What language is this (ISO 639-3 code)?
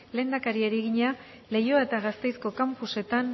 eus